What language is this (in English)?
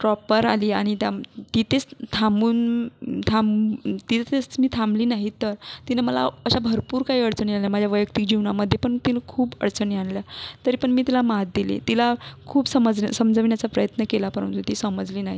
Marathi